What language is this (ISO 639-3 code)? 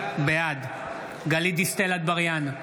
heb